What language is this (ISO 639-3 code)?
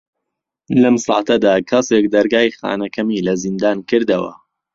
ckb